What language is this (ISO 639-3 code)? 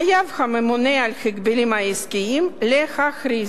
heb